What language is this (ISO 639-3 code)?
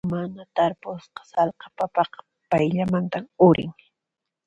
qxp